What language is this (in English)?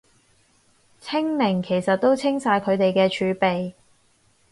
Cantonese